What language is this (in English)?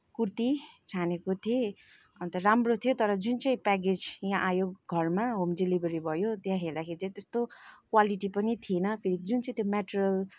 Nepali